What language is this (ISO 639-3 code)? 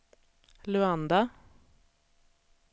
swe